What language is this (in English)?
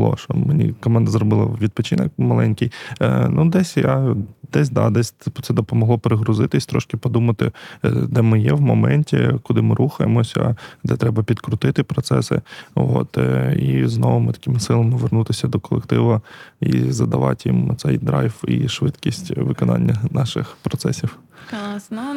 Ukrainian